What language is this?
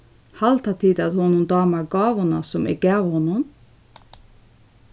Faroese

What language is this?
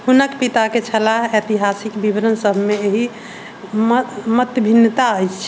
Maithili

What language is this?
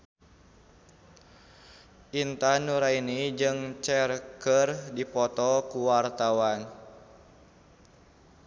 Sundanese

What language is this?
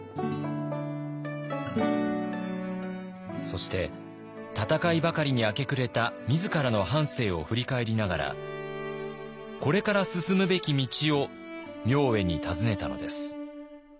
Japanese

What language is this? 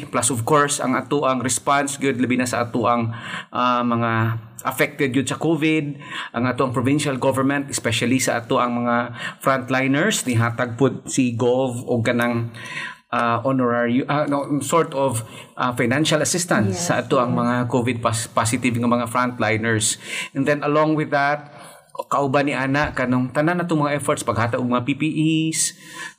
Filipino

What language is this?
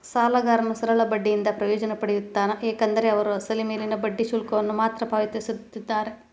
Kannada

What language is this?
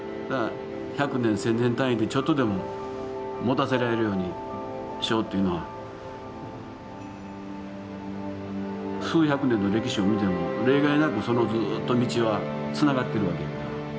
Japanese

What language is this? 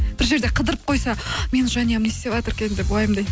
Kazakh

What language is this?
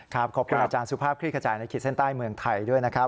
Thai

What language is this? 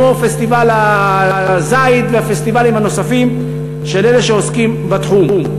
Hebrew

